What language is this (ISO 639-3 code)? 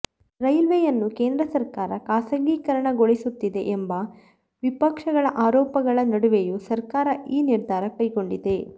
kan